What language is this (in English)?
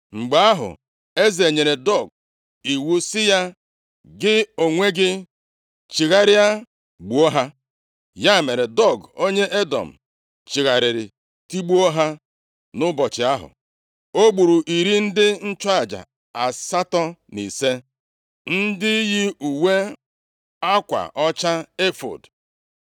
Igbo